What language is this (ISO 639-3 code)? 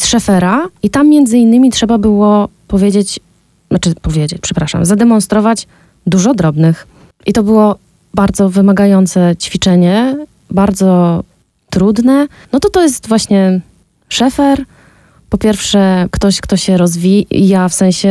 pol